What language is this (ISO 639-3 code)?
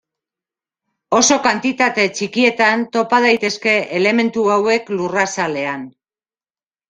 eus